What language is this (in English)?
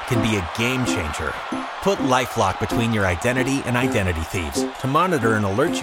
English